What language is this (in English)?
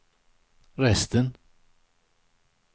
Swedish